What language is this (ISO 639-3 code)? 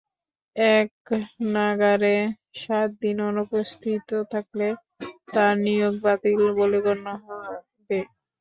ben